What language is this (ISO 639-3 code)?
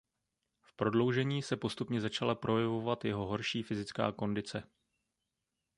ces